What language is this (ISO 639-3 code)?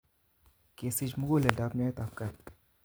kln